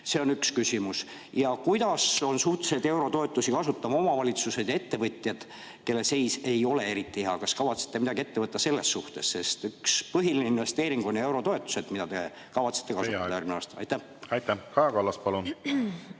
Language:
Estonian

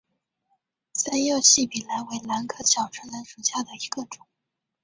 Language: Chinese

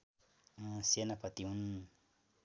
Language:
Nepali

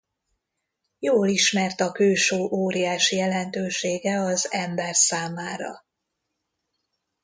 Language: Hungarian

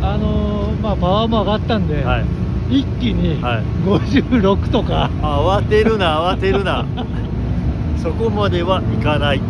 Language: Japanese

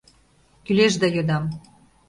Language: Mari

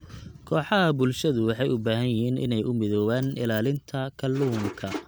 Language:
Somali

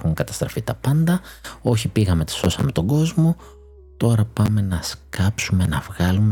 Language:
Greek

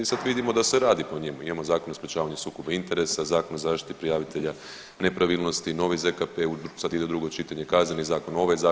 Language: Croatian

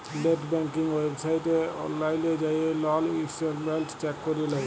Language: Bangla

